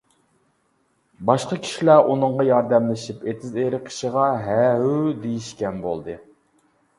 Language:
Uyghur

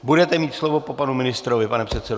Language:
Czech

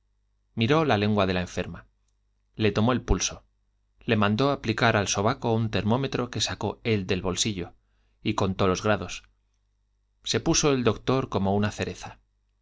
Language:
Spanish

